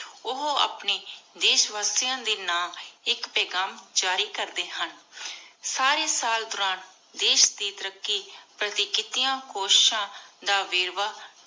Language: Punjabi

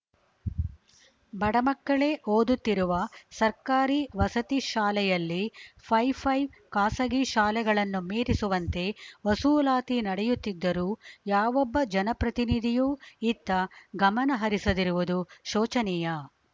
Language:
Kannada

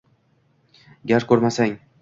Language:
Uzbek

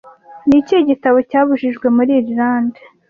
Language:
Kinyarwanda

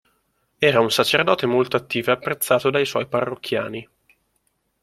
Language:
Italian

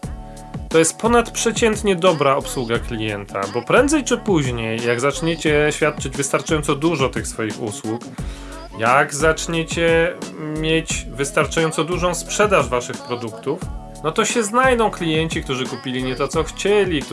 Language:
Polish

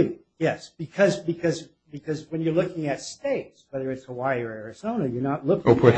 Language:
English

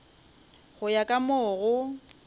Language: Northern Sotho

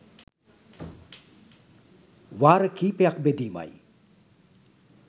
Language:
Sinhala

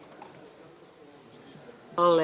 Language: Serbian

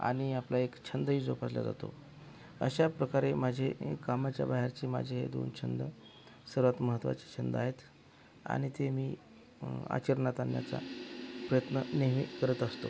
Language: Marathi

